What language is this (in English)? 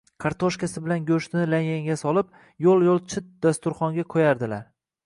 Uzbek